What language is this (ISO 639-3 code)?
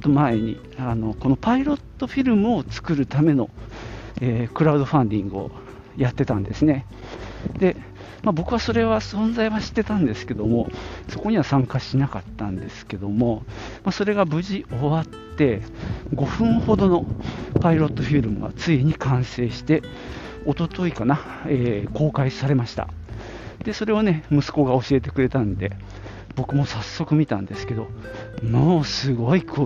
jpn